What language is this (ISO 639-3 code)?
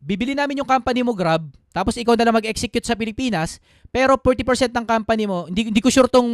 fil